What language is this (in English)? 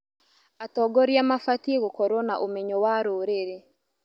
Kikuyu